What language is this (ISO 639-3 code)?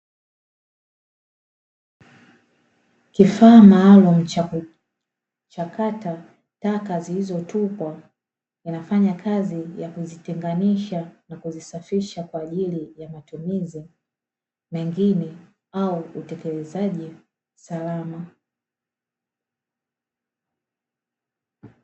swa